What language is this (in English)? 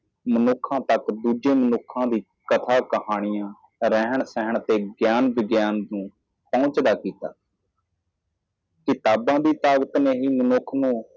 Punjabi